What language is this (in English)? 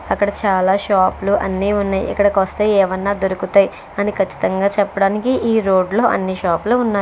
Telugu